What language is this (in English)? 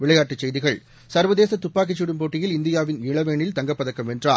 Tamil